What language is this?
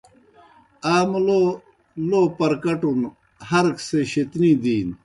Kohistani Shina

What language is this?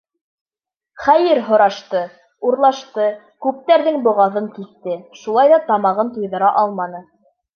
Bashkir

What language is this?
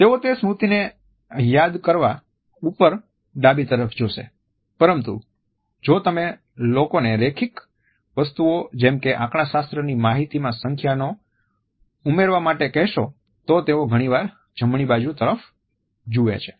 Gujarati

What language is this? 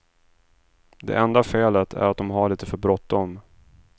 Swedish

